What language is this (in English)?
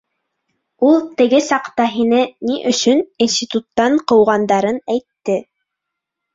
Bashkir